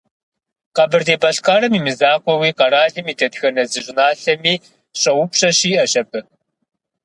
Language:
Kabardian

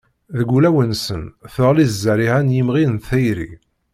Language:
Kabyle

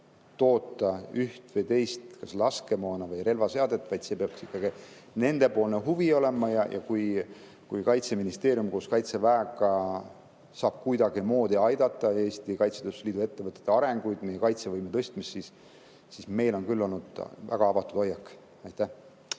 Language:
Estonian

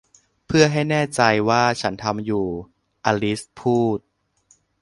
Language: Thai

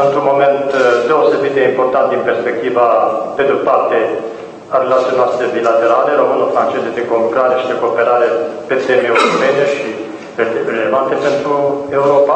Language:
Romanian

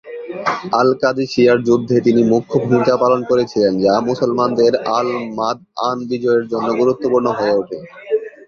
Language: Bangla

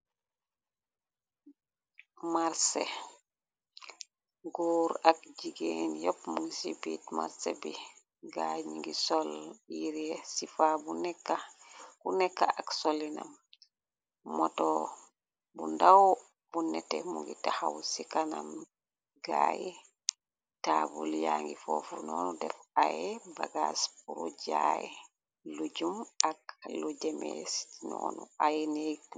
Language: Wolof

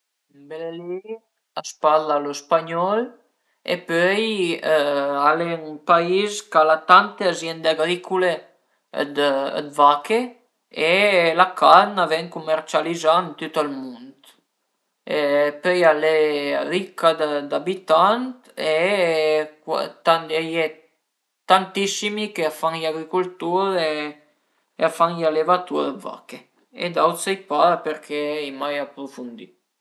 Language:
Piedmontese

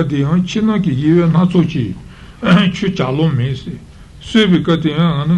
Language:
Italian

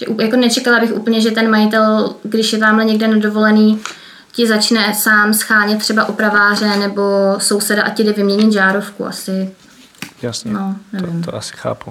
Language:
Czech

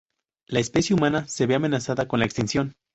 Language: Spanish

